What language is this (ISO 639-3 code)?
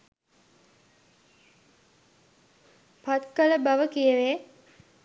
sin